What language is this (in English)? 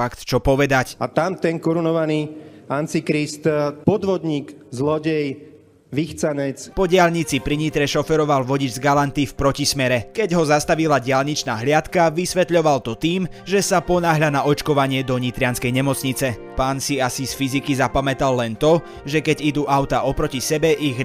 Slovak